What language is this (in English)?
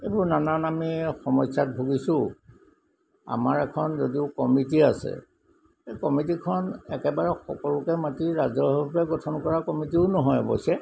Assamese